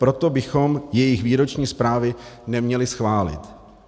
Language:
Czech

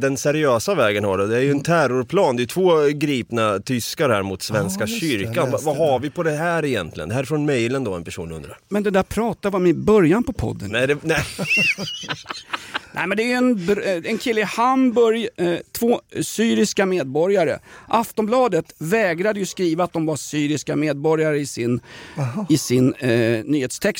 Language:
Swedish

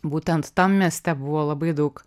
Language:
Lithuanian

